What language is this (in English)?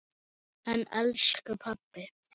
Icelandic